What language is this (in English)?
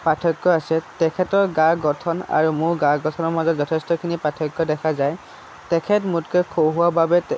Assamese